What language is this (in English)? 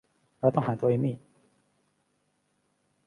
Thai